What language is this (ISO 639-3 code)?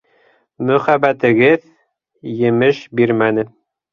bak